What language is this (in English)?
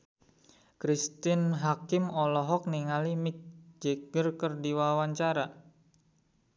Sundanese